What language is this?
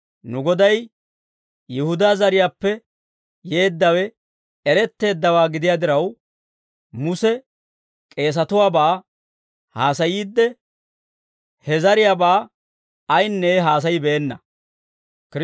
Dawro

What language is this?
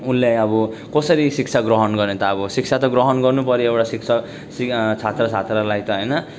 Nepali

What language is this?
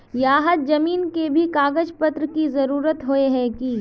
Magahi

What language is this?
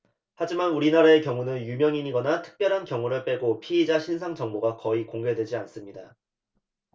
Korean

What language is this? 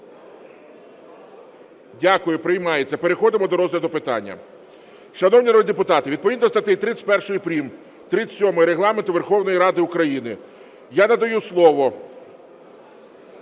Ukrainian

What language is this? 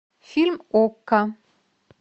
Russian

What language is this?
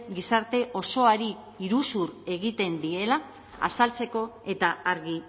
Basque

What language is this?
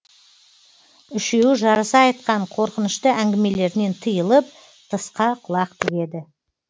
Kazakh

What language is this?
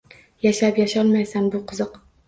Uzbek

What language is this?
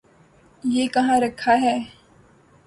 Urdu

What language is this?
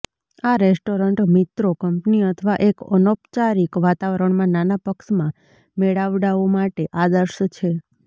Gujarati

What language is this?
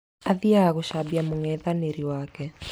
Kikuyu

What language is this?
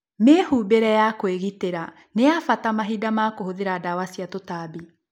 Kikuyu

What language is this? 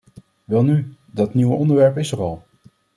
Dutch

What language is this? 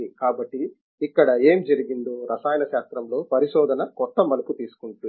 Telugu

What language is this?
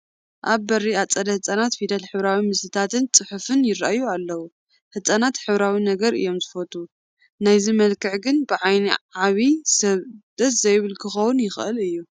Tigrinya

